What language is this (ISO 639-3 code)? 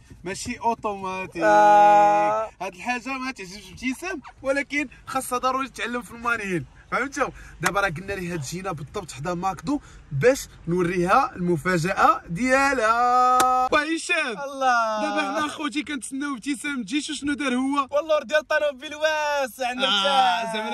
ara